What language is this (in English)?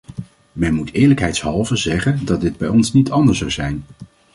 Dutch